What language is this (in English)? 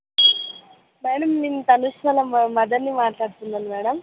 Telugu